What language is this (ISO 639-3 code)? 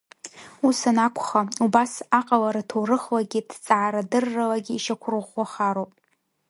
abk